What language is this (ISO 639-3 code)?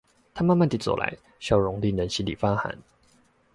zho